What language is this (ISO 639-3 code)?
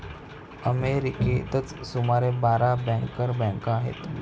mar